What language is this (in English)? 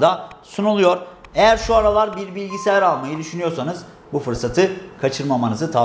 Turkish